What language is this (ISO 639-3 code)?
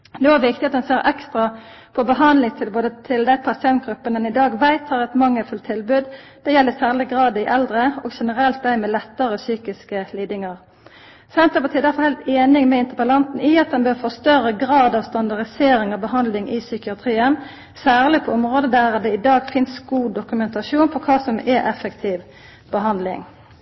nno